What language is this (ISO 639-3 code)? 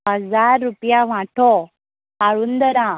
kok